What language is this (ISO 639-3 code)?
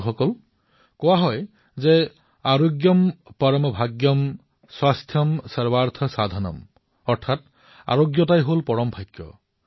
asm